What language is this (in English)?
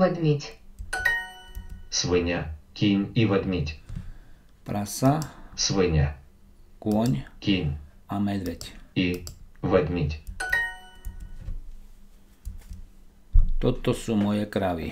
Russian